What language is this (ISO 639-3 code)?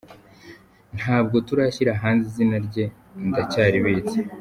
kin